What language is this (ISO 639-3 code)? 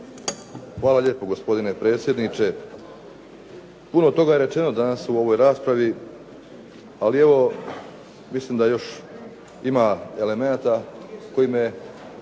hrv